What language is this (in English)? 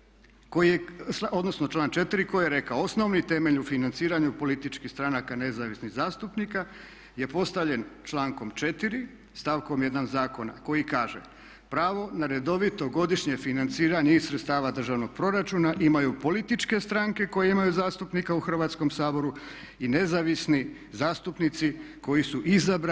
Croatian